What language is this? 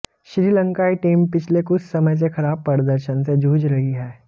Hindi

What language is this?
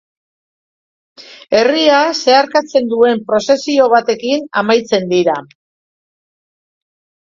Basque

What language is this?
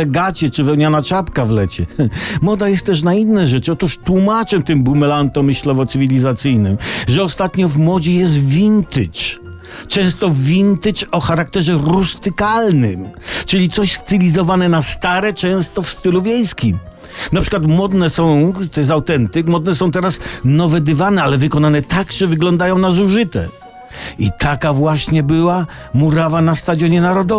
Polish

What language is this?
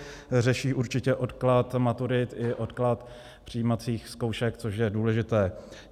Czech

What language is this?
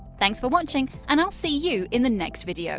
English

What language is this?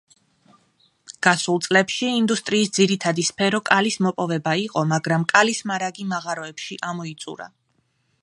Georgian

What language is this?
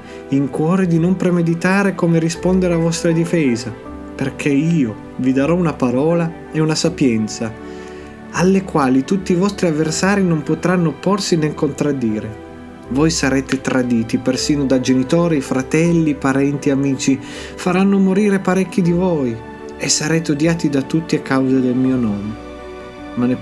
Italian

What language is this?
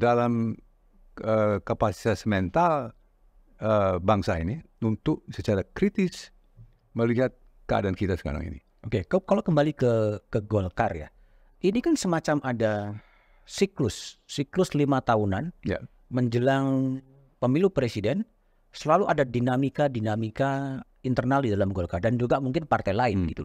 Indonesian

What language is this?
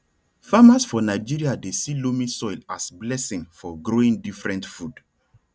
Nigerian Pidgin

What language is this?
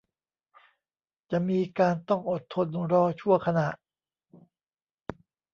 Thai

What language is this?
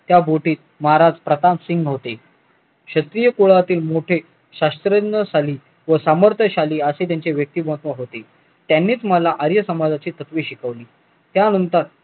Marathi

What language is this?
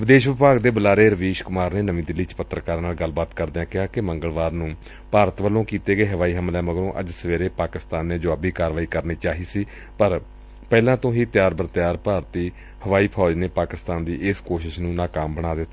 Punjabi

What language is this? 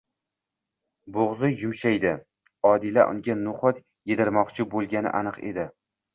Uzbek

